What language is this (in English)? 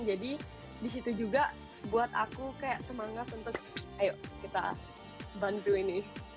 Indonesian